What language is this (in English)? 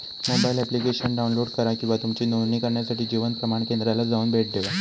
Marathi